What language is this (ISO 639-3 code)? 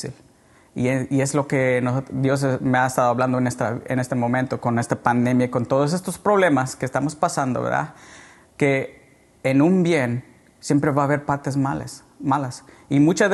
spa